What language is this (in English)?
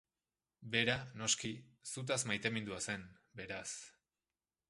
Basque